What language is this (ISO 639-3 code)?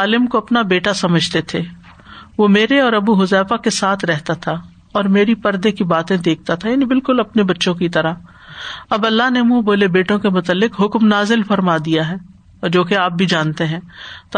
urd